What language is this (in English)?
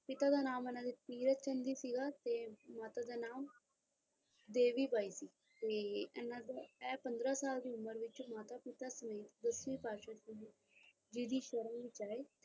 Punjabi